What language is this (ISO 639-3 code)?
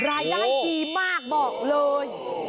tha